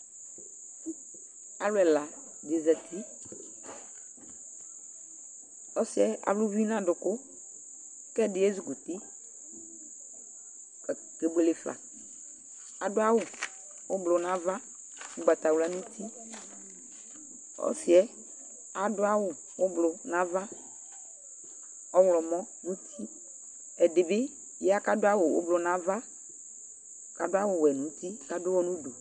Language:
Ikposo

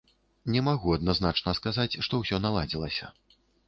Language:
Belarusian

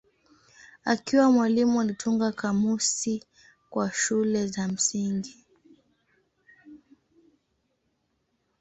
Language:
Swahili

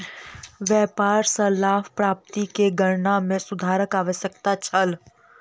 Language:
Maithili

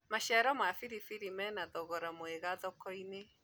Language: Kikuyu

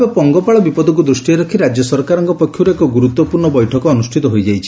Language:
Odia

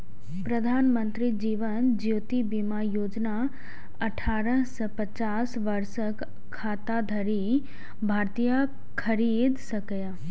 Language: Maithili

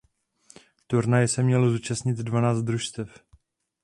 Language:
Czech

